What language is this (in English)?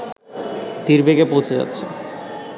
Bangla